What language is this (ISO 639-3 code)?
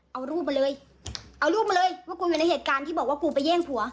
tha